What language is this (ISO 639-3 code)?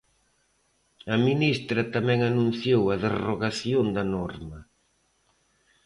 glg